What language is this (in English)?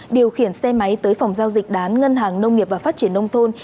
Vietnamese